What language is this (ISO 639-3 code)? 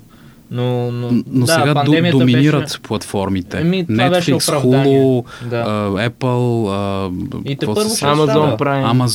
bul